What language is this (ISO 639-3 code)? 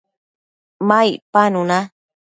mcf